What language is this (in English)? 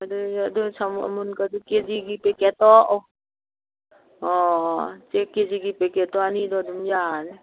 Manipuri